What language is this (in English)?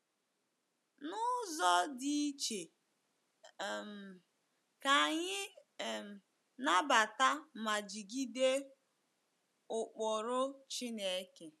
Igbo